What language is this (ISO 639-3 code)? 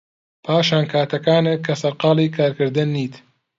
ckb